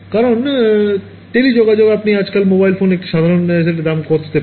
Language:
Bangla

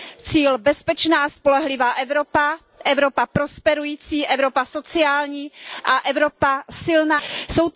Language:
Czech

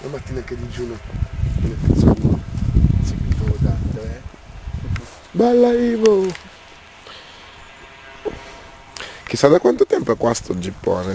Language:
Italian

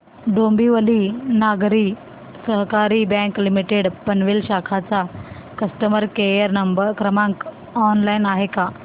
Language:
Marathi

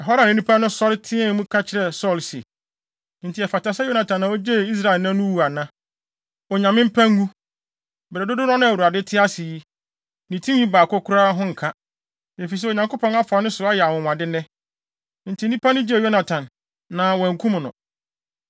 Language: Akan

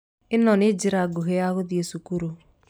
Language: Kikuyu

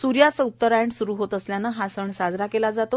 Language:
Marathi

